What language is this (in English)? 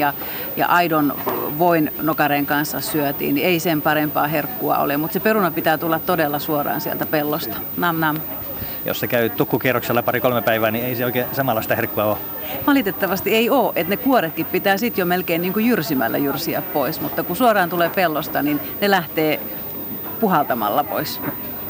Finnish